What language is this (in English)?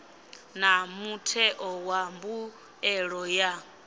Venda